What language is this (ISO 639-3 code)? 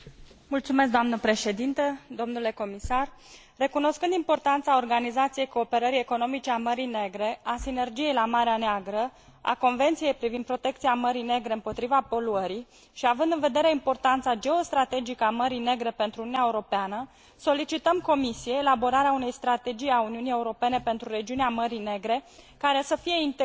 ron